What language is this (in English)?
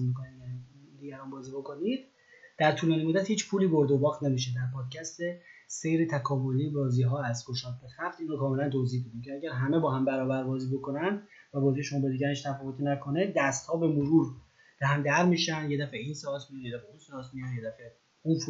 Persian